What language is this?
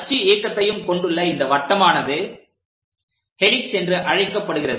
Tamil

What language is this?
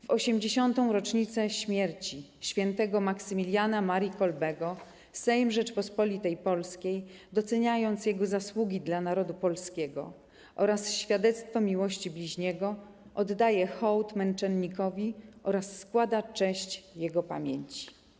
Polish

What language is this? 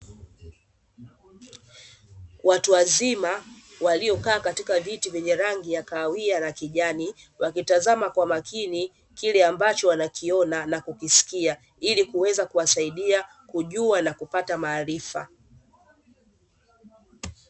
Swahili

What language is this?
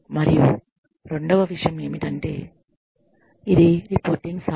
Telugu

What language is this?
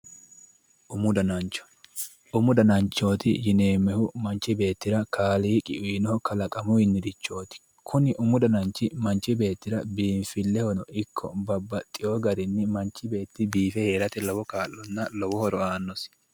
Sidamo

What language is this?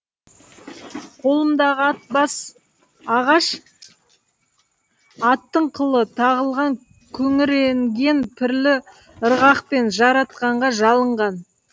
Kazakh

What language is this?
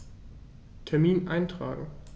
German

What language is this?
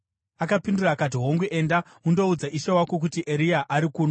Shona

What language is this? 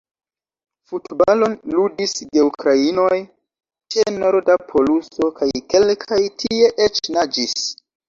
Esperanto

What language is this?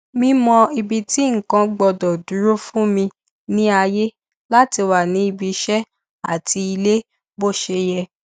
Yoruba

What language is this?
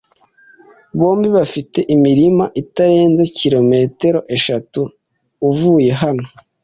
Kinyarwanda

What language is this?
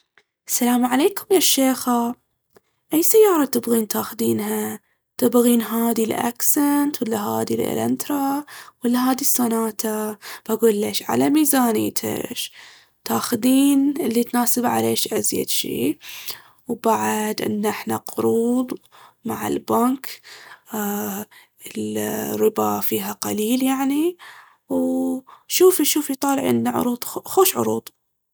Baharna Arabic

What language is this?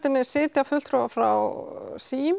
Icelandic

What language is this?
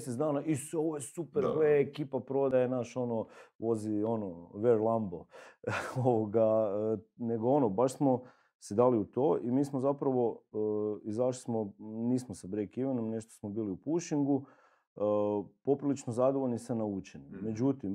Croatian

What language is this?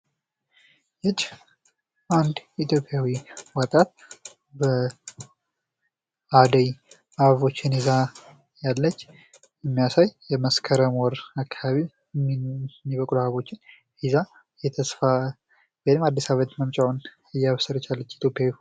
Amharic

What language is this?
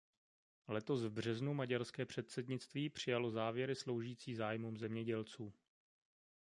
Czech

